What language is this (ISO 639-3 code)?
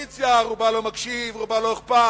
heb